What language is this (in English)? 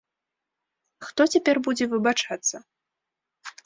Belarusian